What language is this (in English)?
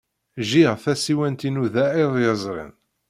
Kabyle